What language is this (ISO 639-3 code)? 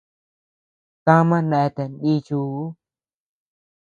cux